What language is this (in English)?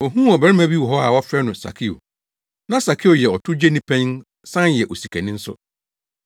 Akan